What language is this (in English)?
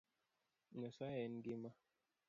Luo (Kenya and Tanzania)